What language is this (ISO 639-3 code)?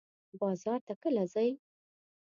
pus